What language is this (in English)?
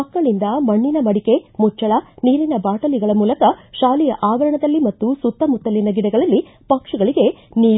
Kannada